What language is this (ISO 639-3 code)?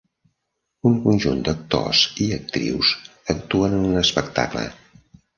cat